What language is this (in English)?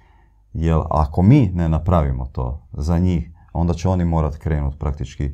Croatian